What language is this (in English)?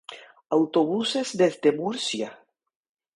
Spanish